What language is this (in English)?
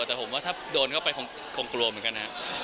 Thai